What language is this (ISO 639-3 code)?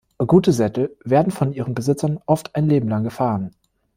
deu